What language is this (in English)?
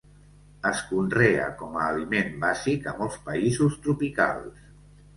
Catalan